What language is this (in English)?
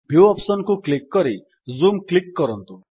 Odia